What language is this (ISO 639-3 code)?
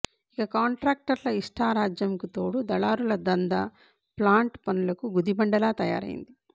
tel